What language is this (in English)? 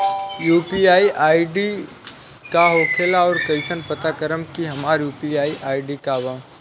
Bhojpuri